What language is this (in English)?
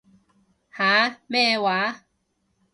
Cantonese